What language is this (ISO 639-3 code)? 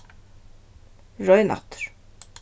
fao